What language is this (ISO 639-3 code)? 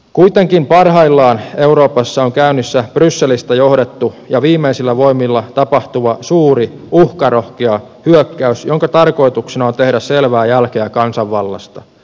fin